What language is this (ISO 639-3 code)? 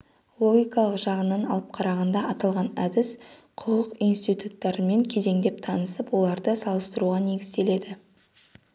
kaz